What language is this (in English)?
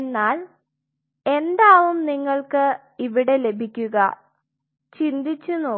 Malayalam